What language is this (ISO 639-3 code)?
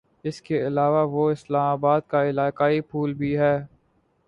urd